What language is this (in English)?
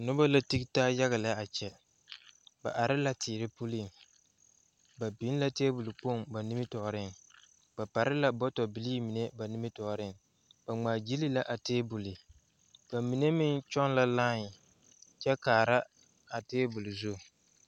Southern Dagaare